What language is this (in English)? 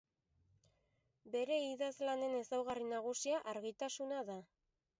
Basque